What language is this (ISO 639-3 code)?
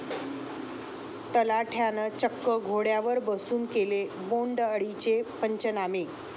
mar